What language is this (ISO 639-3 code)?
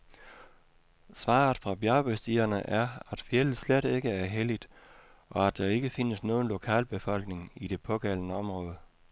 dan